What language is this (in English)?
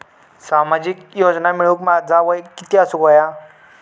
Marathi